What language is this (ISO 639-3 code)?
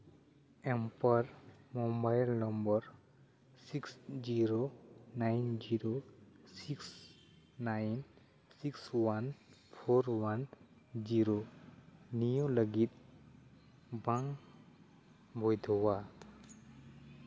sat